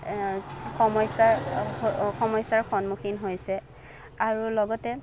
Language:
Assamese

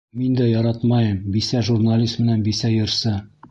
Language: Bashkir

